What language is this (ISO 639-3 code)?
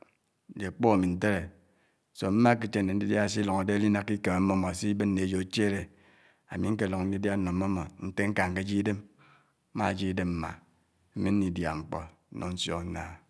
anw